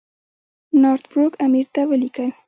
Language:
Pashto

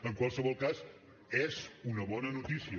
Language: Catalan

